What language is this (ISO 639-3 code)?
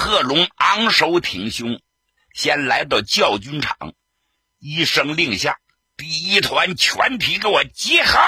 zho